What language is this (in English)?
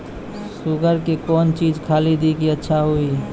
Maithili